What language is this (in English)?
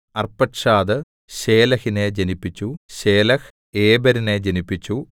Malayalam